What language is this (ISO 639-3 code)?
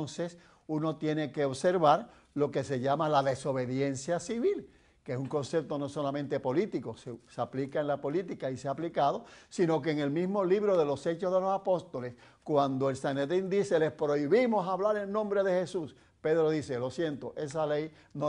spa